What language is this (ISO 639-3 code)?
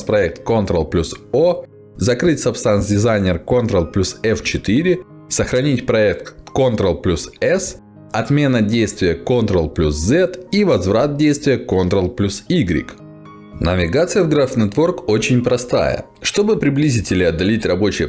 rus